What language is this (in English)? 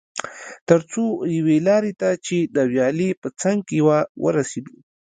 Pashto